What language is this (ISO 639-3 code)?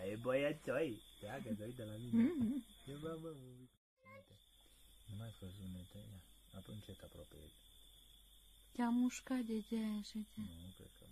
ron